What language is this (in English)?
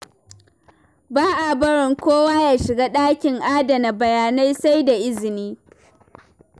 Hausa